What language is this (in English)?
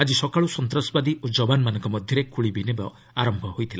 Odia